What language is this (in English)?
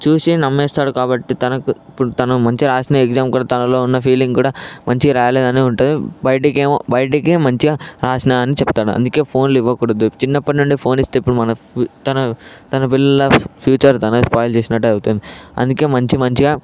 Telugu